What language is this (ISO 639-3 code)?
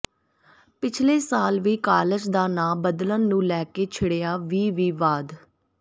pan